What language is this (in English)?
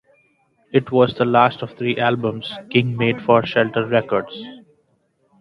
English